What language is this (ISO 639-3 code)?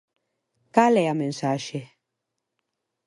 glg